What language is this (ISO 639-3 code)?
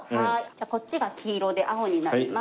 jpn